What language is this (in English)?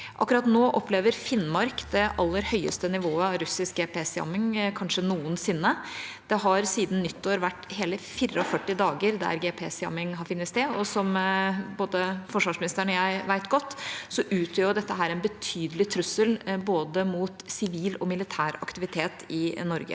Norwegian